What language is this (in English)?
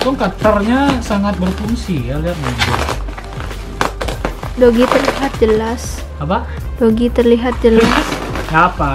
Indonesian